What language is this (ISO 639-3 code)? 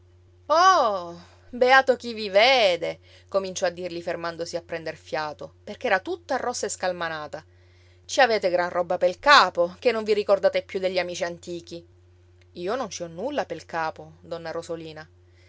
ita